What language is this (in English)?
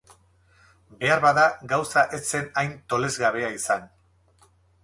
Basque